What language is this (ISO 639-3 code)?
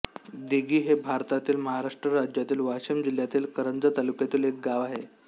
mar